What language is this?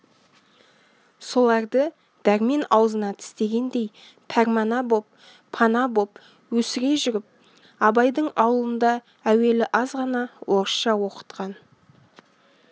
Kazakh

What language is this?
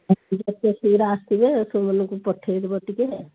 Odia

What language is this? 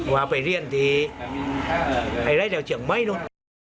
Thai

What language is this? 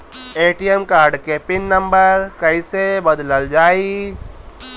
Bhojpuri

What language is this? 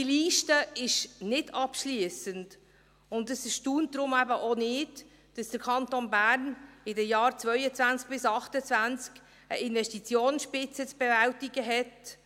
Swiss German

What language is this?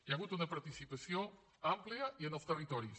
Catalan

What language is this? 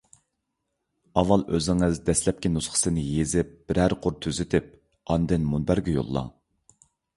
Uyghur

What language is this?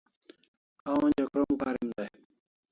Kalasha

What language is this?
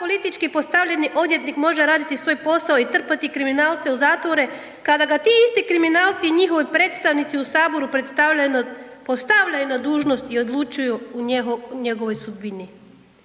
Croatian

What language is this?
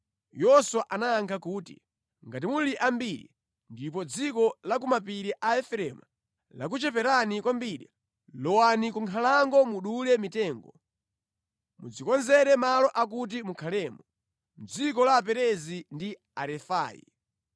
Nyanja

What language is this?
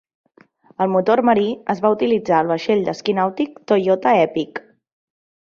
Catalan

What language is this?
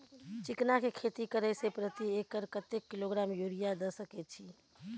Maithili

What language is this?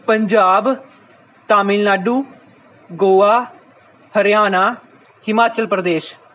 Punjabi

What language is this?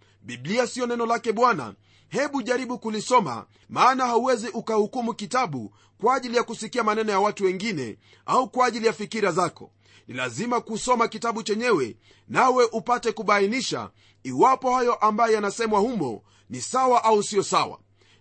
Swahili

